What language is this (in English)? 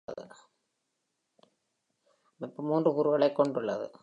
Tamil